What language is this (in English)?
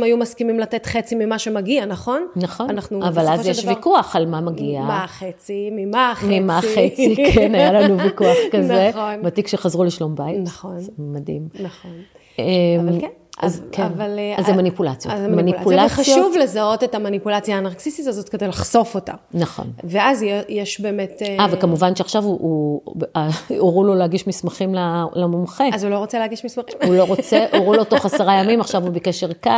Hebrew